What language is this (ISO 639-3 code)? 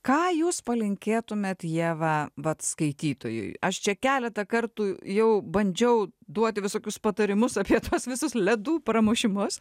lit